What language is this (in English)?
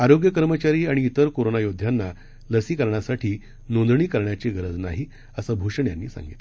Marathi